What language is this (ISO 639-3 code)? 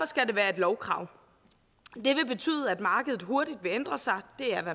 dan